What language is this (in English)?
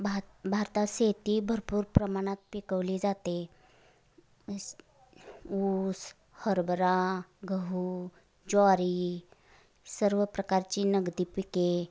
Marathi